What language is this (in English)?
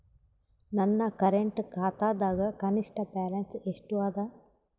Kannada